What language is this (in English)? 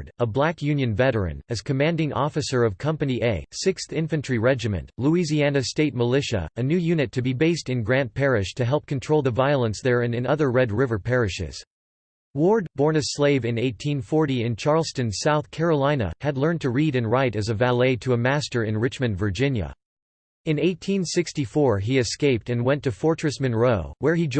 English